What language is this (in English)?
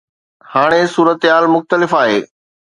Sindhi